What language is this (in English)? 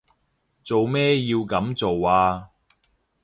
Cantonese